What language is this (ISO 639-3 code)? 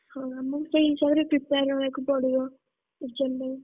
ori